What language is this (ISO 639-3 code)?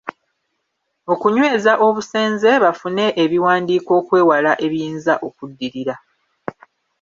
lug